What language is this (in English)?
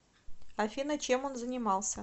Russian